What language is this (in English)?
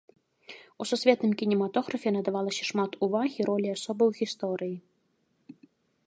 Belarusian